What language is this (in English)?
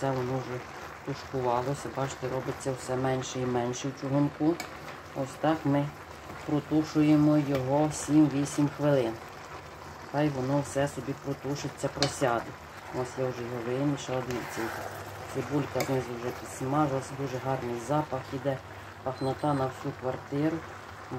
Ukrainian